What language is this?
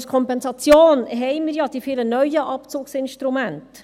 Swiss German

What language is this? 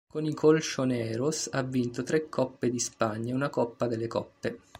Italian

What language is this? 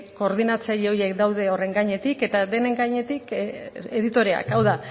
Basque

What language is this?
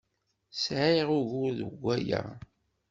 Kabyle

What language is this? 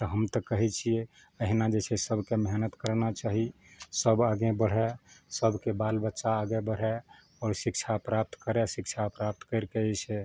Maithili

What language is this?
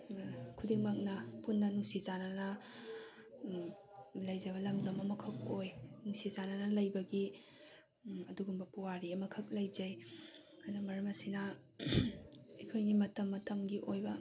Manipuri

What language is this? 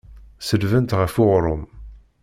Kabyle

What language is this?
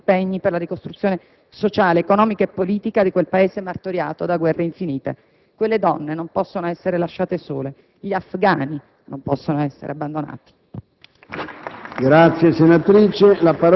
Italian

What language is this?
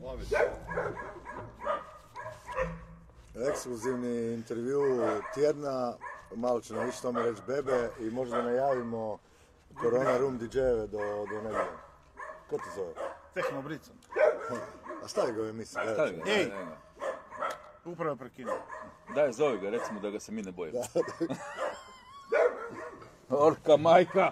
Croatian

